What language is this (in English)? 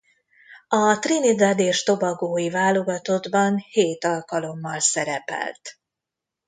Hungarian